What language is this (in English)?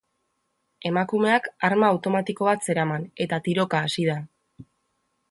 Basque